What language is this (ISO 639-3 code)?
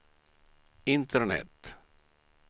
swe